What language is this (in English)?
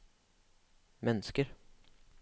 Norwegian